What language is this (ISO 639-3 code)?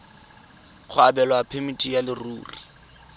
tsn